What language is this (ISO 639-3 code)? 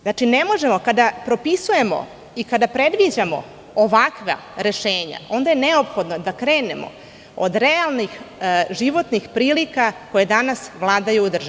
srp